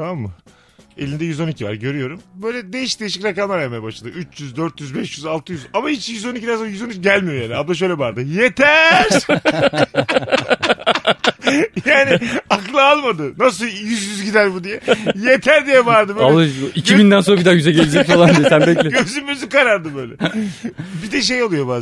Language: Turkish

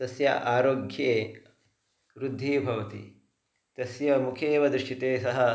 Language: Sanskrit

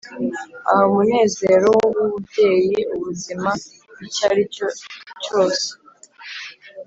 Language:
Kinyarwanda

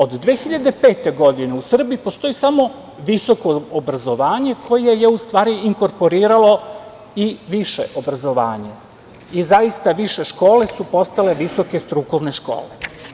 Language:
Serbian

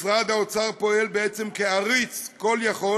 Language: Hebrew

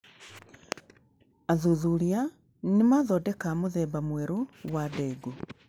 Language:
Kikuyu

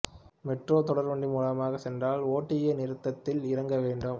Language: Tamil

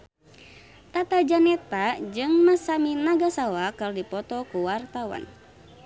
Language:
Sundanese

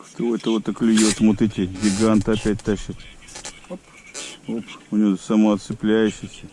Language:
Russian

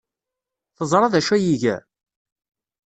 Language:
Kabyle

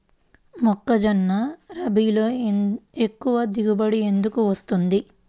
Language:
Telugu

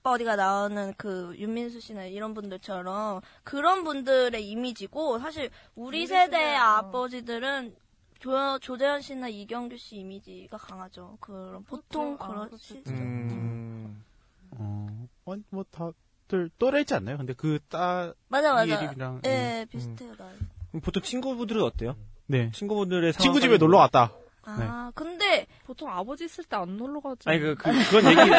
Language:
Korean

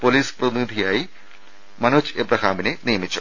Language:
Malayalam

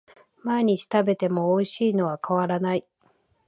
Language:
Japanese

